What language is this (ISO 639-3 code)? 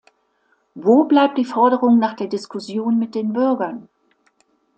deu